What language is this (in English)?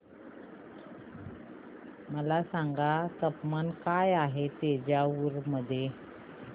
Marathi